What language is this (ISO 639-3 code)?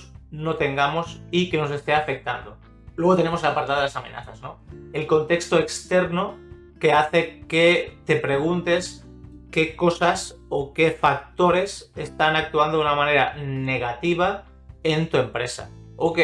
spa